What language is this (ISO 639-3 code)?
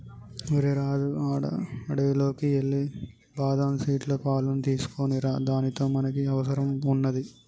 tel